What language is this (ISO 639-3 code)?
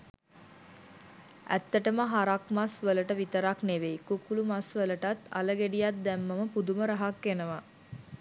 sin